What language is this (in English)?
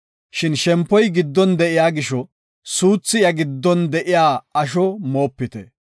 Gofa